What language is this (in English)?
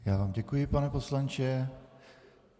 Czech